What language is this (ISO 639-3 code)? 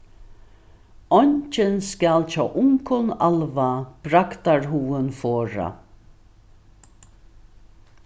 fao